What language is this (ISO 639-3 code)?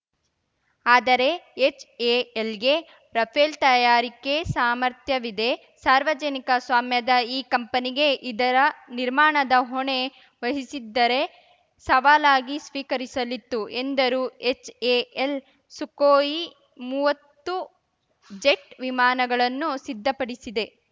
kan